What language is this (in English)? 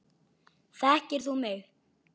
Icelandic